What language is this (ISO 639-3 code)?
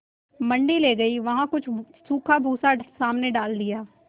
hin